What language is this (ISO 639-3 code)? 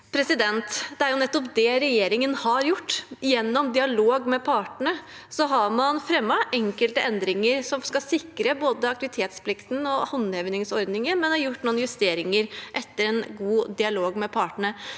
nor